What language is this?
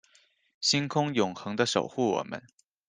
Chinese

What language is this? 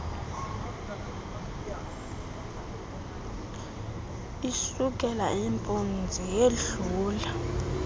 Xhosa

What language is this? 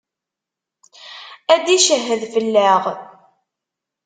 Kabyle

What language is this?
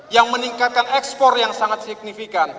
Indonesian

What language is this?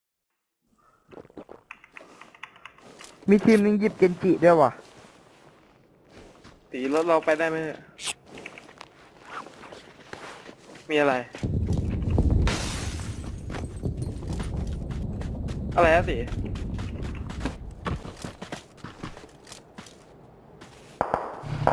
Thai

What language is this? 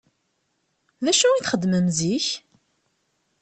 Kabyle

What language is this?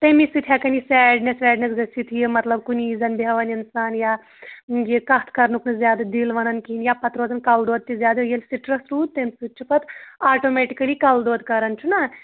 Kashmiri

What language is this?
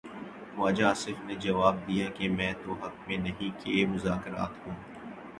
Urdu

